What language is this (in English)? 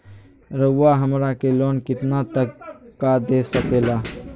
Magahi